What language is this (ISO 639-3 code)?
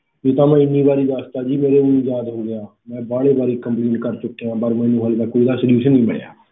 pan